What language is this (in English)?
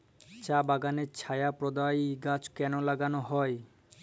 Bangla